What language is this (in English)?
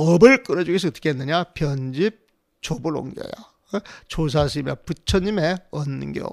Korean